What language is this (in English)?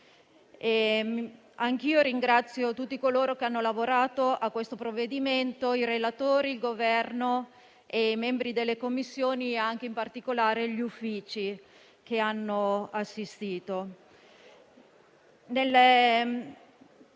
Italian